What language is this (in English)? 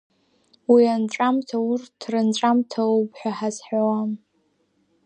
Abkhazian